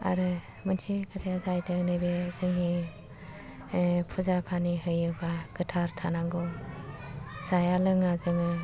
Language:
Bodo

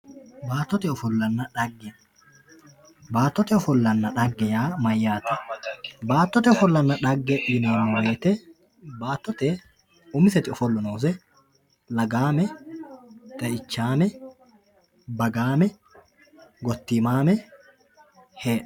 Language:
Sidamo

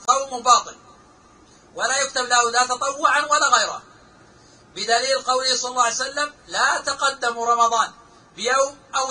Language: Arabic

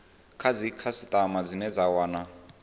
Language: Venda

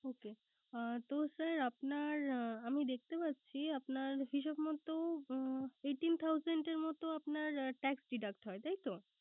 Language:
Bangla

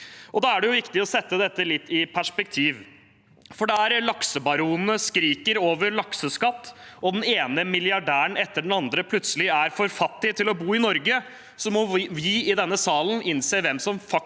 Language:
Norwegian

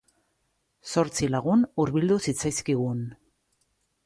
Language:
Basque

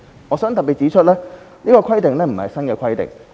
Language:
Cantonese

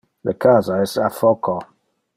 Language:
Interlingua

